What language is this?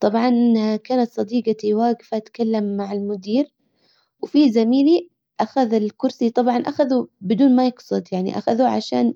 Hijazi Arabic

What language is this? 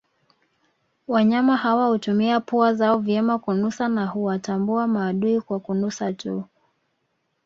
Swahili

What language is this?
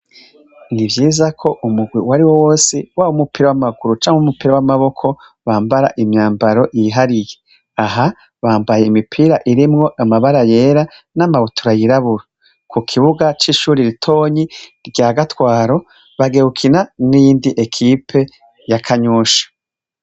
Rundi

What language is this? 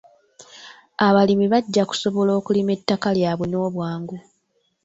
Ganda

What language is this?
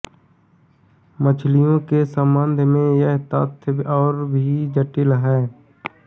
Hindi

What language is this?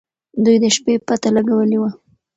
Pashto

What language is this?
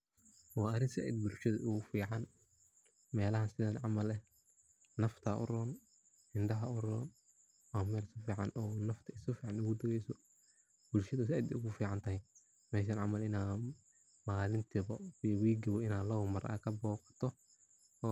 Somali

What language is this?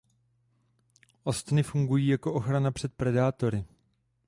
Czech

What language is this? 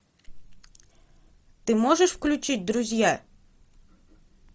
Russian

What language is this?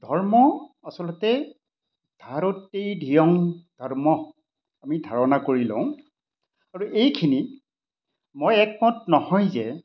Assamese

